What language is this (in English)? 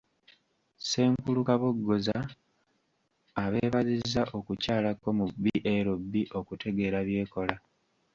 Ganda